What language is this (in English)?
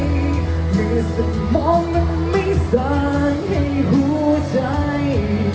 Thai